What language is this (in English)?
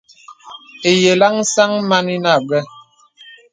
Bebele